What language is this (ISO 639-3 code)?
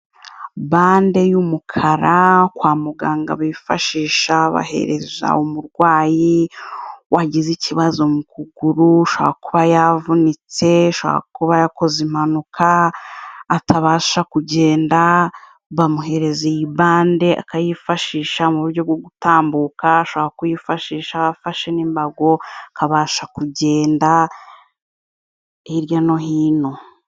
kin